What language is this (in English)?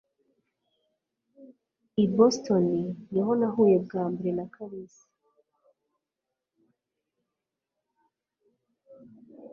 Kinyarwanda